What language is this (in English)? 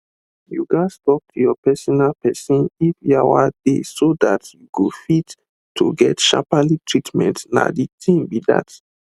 Nigerian Pidgin